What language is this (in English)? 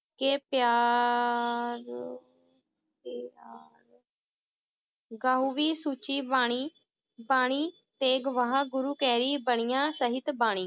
Punjabi